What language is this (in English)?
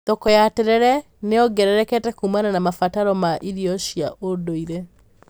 Kikuyu